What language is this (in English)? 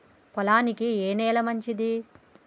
Telugu